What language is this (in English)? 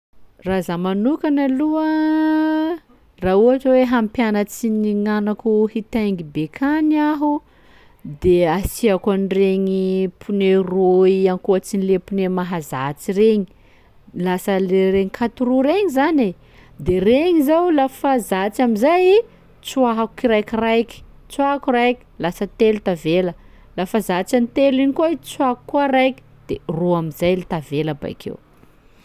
Sakalava Malagasy